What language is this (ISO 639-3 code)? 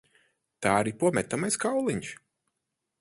lav